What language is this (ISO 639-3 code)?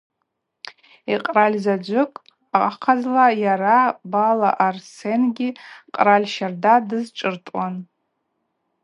abq